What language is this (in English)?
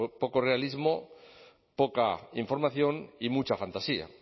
Spanish